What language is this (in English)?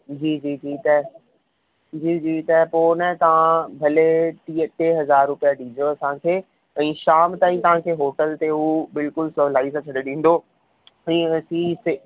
Sindhi